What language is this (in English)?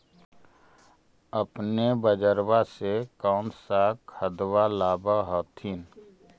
Magahi